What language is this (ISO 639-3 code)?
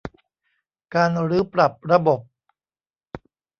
tha